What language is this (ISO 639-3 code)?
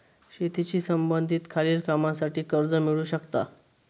mar